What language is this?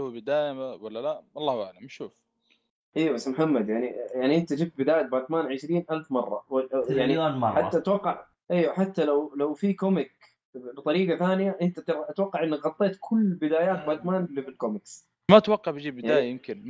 Arabic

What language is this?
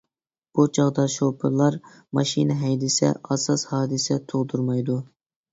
Uyghur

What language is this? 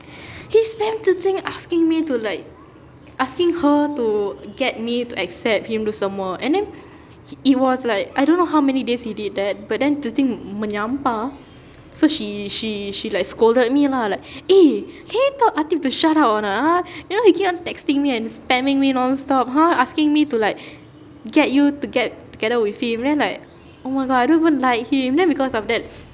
English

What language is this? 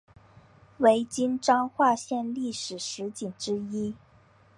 Chinese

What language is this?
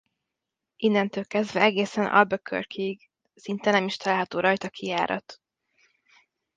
Hungarian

